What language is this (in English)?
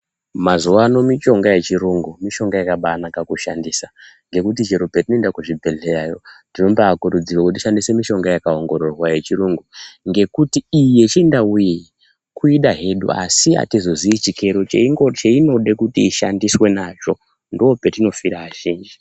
Ndau